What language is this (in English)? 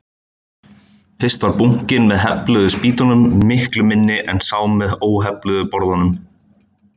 Icelandic